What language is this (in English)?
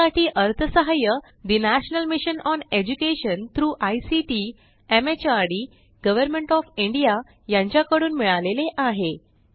Marathi